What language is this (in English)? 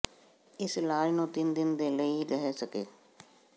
Punjabi